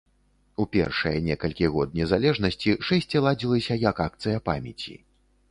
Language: Belarusian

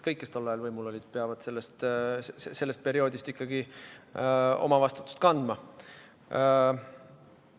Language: Estonian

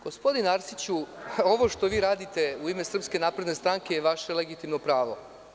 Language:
Serbian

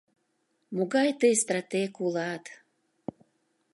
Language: Mari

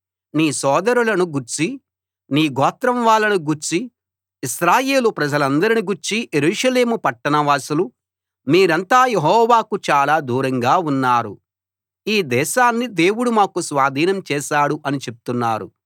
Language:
Telugu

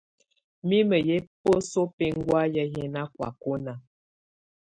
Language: Tunen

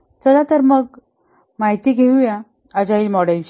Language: Marathi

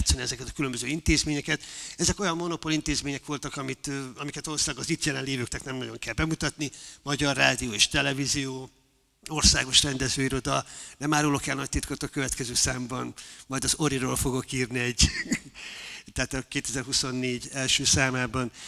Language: Hungarian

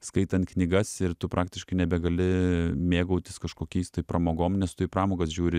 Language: Lithuanian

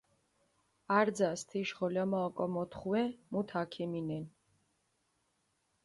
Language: Mingrelian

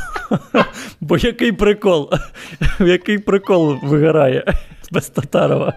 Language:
Ukrainian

